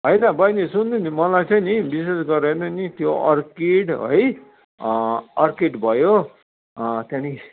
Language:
Nepali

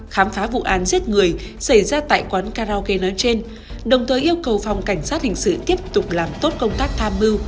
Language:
Vietnamese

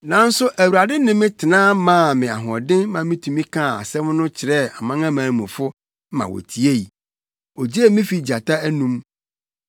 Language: Akan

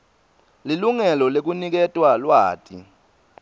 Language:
Swati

